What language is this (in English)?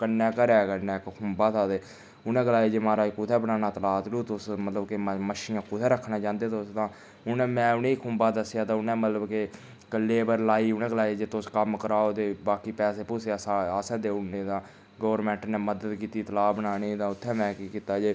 Dogri